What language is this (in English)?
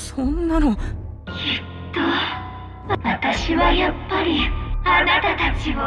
Japanese